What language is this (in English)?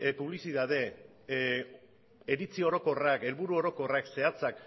Basque